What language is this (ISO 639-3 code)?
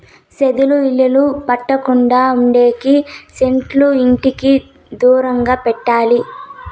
tel